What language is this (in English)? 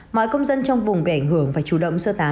Vietnamese